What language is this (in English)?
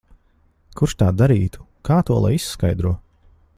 Latvian